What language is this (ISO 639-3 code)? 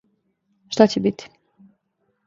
srp